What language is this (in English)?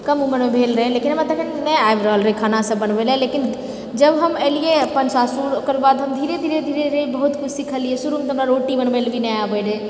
Maithili